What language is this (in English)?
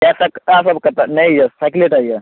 Maithili